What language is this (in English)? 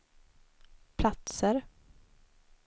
Swedish